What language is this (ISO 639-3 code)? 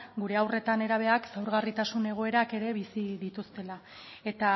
eus